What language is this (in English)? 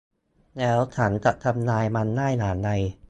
Thai